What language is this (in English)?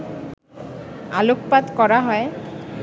Bangla